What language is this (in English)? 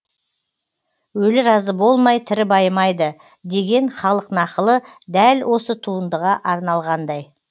Kazakh